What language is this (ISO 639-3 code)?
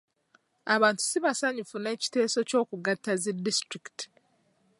lug